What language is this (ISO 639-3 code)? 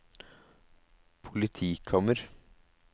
nor